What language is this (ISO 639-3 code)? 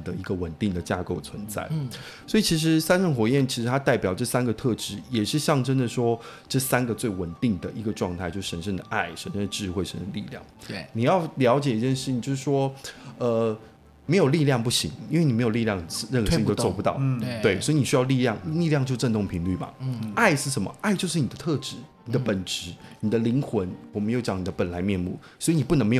zho